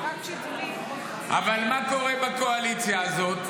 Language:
Hebrew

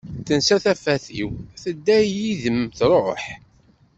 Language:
Kabyle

